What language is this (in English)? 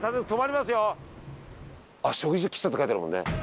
Japanese